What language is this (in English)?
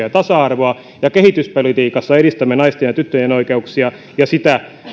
Finnish